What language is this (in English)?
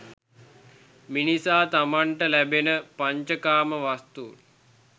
Sinhala